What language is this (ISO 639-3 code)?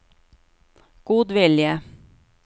nor